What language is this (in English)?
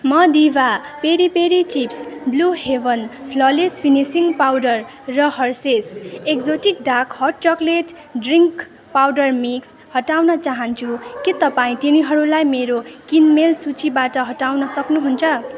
Nepali